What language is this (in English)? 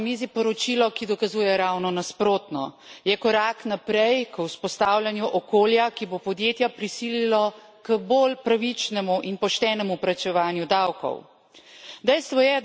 Slovenian